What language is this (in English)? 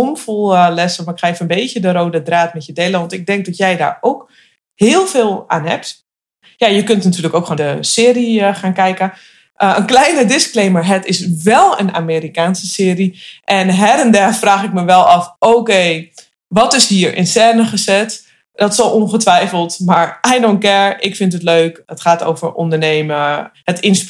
Dutch